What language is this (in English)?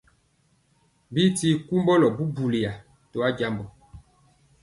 Mpiemo